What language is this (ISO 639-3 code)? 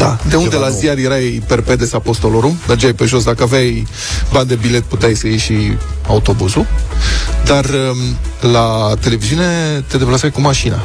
ron